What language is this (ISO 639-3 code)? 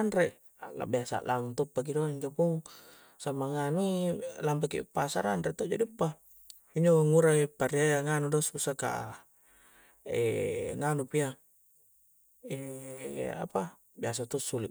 kjc